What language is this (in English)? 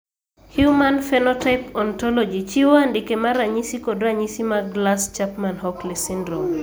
Luo (Kenya and Tanzania)